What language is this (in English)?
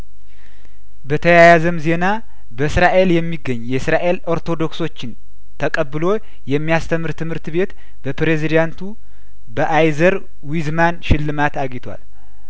Amharic